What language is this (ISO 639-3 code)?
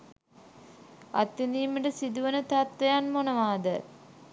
sin